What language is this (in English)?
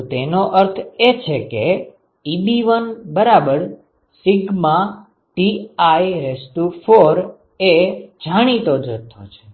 Gujarati